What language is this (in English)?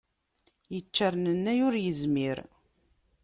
Kabyle